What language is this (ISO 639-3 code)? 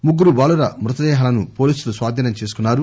tel